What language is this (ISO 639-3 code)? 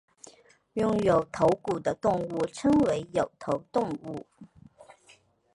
zho